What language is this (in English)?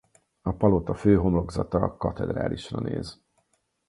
Hungarian